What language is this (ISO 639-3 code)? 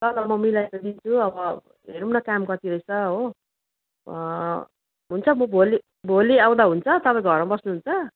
nep